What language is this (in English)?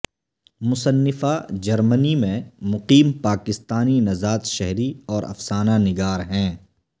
Urdu